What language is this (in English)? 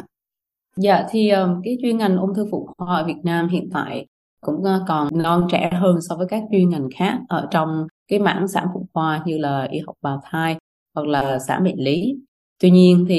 Vietnamese